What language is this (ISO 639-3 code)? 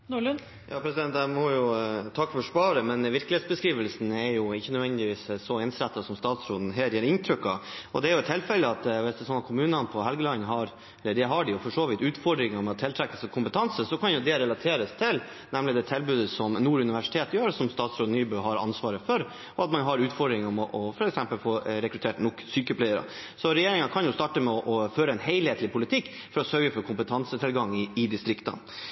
nob